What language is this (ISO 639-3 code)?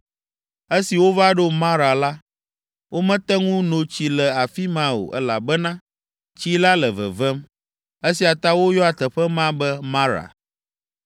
ewe